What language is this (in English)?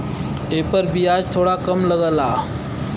Bhojpuri